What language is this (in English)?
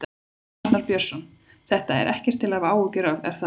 Icelandic